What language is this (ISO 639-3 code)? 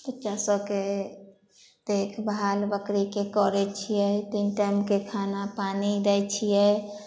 mai